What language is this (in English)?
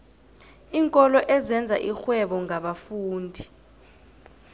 South Ndebele